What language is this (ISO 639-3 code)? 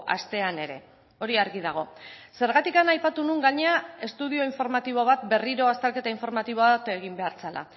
eus